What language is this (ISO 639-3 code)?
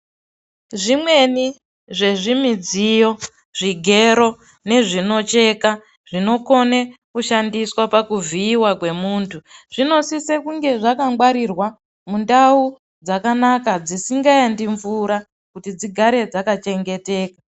ndc